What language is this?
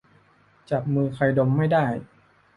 Thai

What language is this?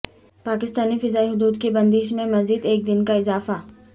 Urdu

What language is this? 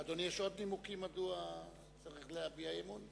Hebrew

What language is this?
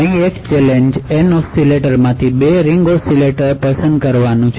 Gujarati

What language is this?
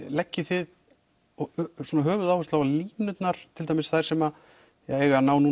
Icelandic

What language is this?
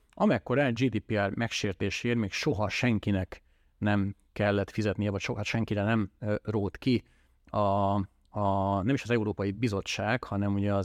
Hungarian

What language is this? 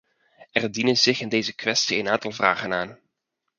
Dutch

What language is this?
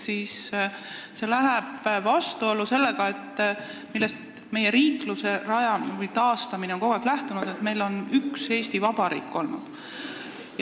Estonian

